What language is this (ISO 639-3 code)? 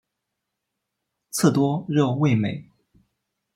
zho